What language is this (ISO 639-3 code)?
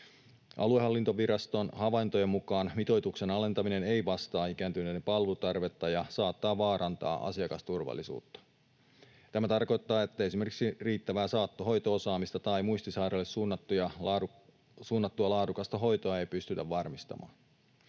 fin